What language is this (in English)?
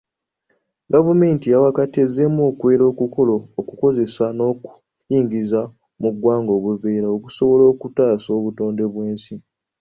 Ganda